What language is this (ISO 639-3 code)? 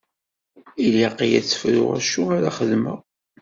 kab